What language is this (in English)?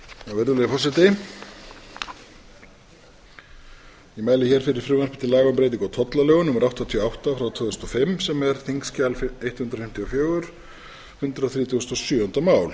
Icelandic